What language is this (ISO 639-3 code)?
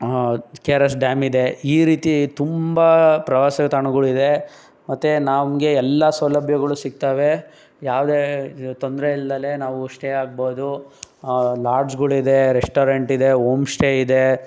kan